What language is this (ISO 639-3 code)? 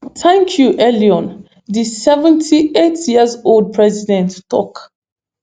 pcm